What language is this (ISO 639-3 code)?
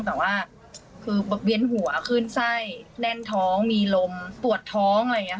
tha